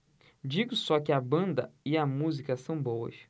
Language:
Portuguese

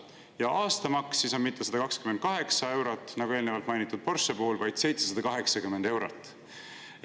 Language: Estonian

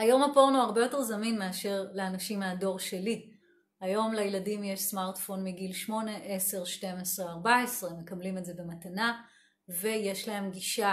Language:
Hebrew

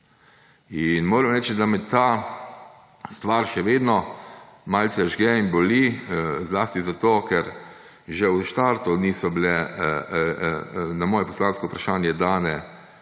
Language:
Slovenian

